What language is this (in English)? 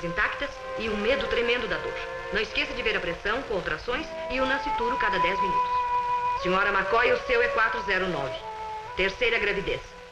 Portuguese